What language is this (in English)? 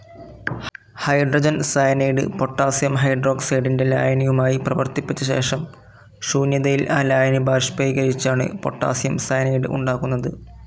Malayalam